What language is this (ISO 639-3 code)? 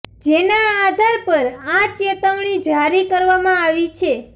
guj